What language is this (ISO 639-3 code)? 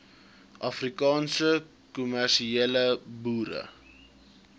afr